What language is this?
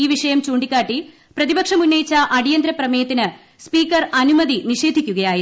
Malayalam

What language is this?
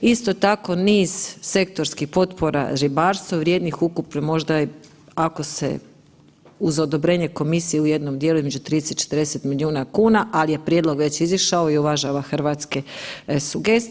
Croatian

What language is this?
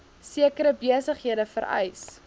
Afrikaans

